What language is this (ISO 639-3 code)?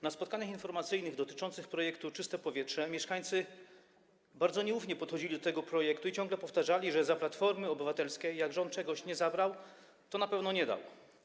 pol